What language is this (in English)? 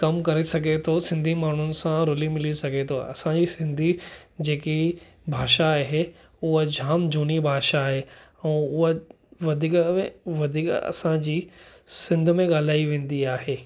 Sindhi